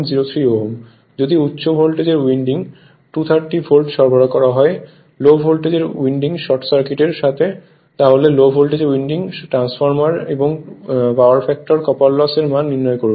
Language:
Bangla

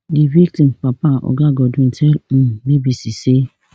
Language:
Nigerian Pidgin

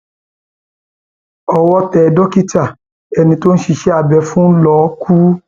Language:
Yoruba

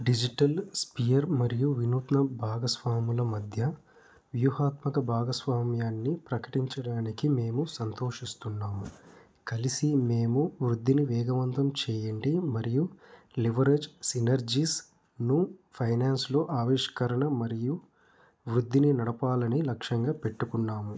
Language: Telugu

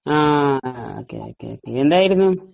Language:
Malayalam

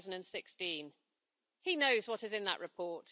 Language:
English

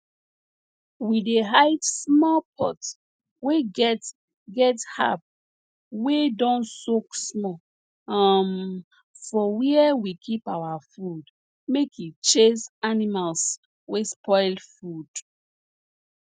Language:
Nigerian Pidgin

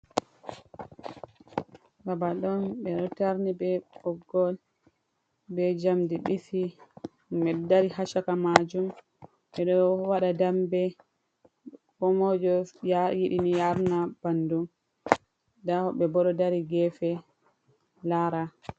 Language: Fula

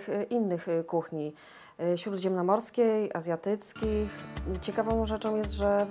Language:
Polish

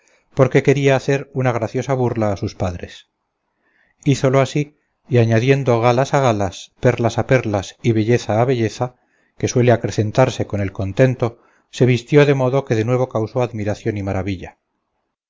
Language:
Spanish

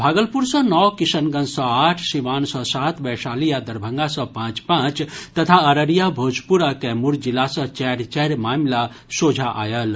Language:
Maithili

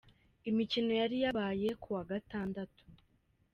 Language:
Kinyarwanda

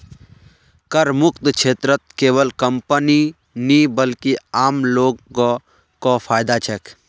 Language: Magahi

